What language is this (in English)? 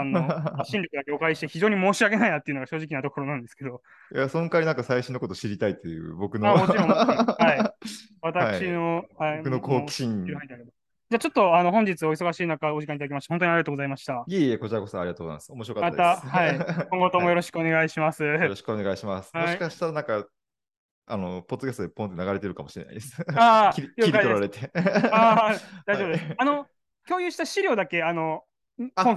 Japanese